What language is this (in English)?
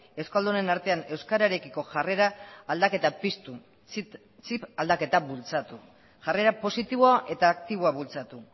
Basque